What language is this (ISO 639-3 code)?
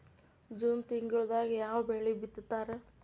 kan